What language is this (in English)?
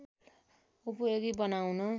Nepali